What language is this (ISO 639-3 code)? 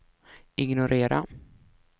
swe